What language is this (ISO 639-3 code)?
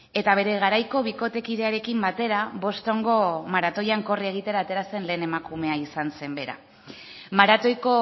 eus